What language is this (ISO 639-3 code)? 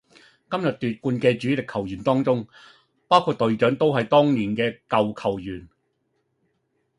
yue